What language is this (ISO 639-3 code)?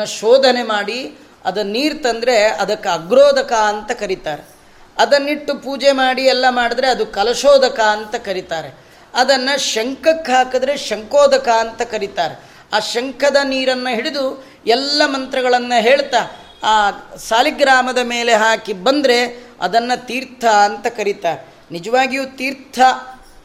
kan